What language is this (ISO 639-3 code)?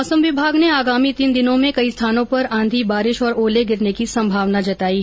hin